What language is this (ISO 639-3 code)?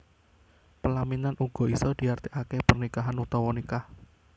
jav